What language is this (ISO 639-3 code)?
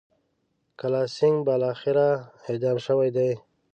pus